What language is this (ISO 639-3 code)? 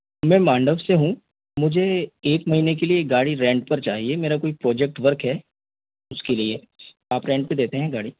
hin